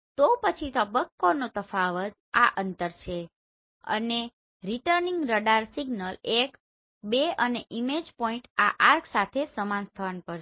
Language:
Gujarati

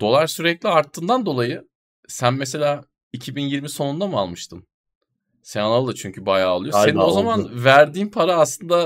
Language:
Turkish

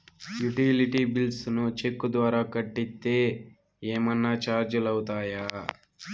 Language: Telugu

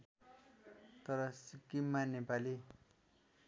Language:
Nepali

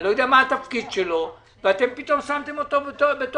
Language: Hebrew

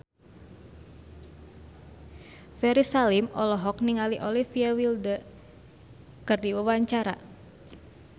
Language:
Sundanese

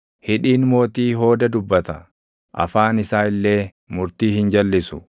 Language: Oromo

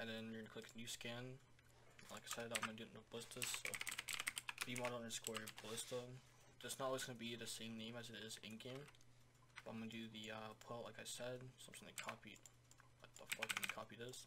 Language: English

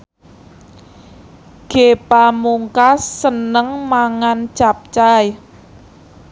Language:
Javanese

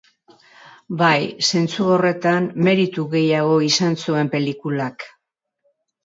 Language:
Basque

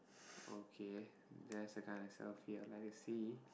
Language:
English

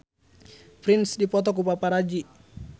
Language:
Sundanese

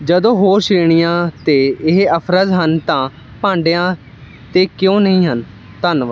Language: Punjabi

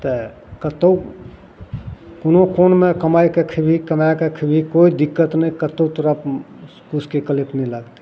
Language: Maithili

